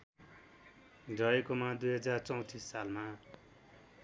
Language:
Nepali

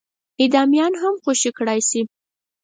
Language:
Pashto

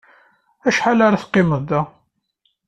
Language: Kabyle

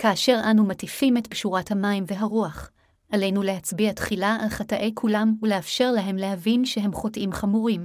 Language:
Hebrew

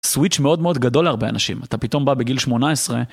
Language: Hebrew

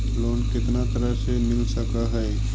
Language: Magahi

